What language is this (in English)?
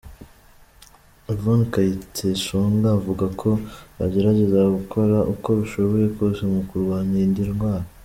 Kinyarwanda